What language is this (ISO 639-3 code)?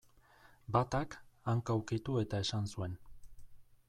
eus